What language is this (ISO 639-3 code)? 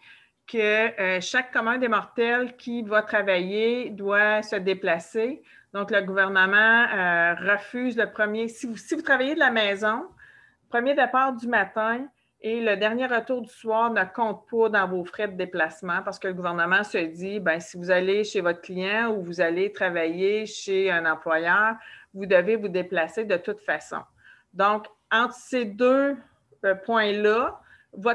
fra